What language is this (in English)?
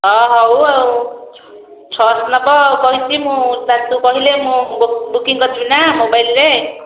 Odia